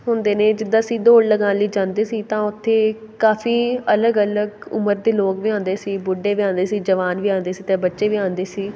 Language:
Punjabi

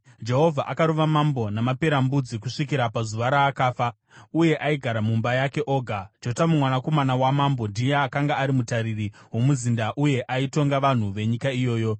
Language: Shona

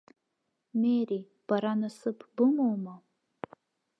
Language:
Abkhazian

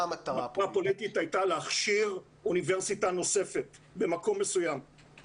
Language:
Hebrew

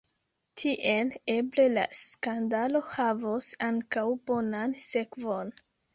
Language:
Esperanto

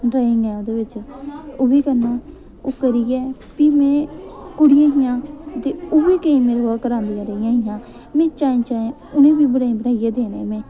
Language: Dogri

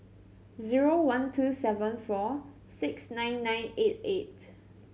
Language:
English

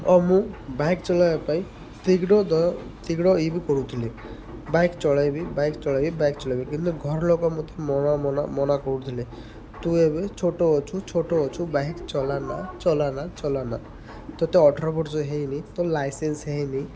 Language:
Odia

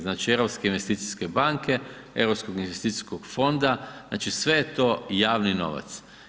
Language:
Croatian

